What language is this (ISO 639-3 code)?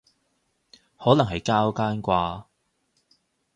yue